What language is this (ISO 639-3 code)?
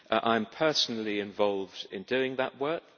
eng